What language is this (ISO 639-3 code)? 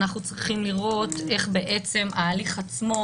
heb